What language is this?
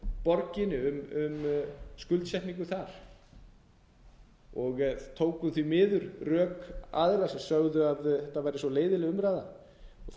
Icelandic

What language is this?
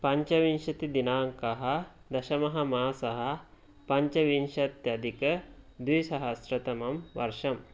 Sanskrit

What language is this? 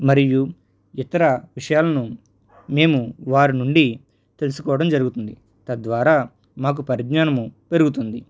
Telugu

